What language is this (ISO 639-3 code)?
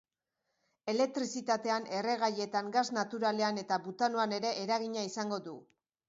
eus